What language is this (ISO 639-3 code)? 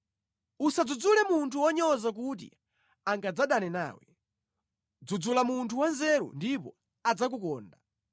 nya